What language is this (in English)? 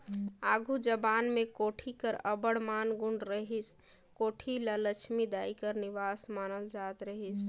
Chhattisgarhi